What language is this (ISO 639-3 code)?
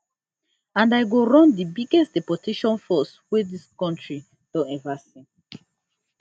pcm